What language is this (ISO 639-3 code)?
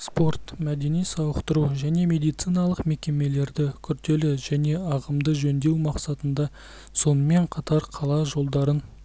kaz